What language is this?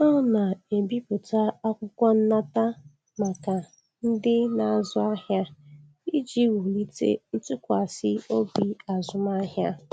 Igbo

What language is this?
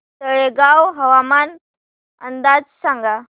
Marathi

